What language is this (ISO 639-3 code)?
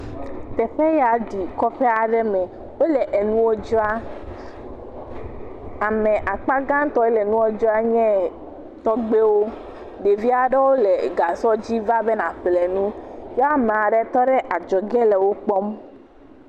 ewe